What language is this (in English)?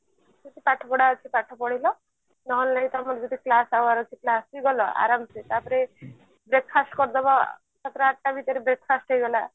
Odia